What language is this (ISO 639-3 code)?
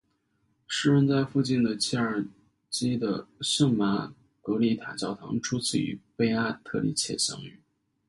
zho